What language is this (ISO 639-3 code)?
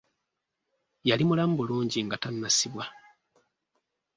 lug